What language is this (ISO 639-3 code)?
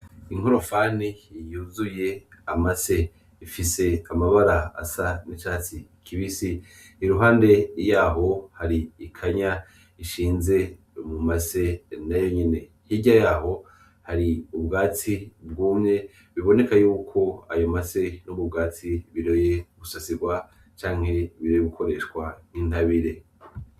run